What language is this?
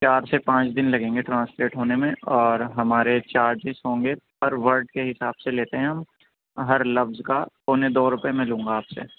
Urdu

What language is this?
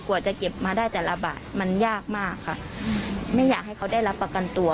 Thai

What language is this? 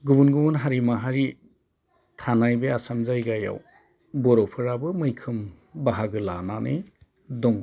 Bodo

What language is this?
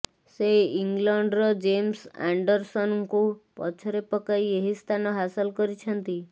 Odia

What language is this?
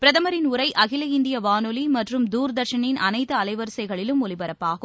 Tamil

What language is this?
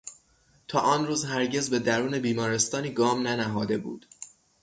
Persian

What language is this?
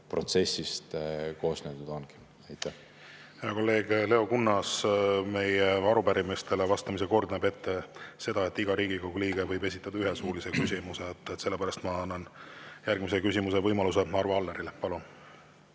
Estonian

